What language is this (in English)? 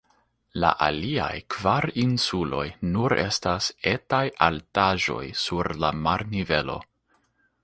Esperanto